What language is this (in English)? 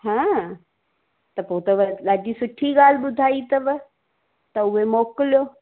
Sindhi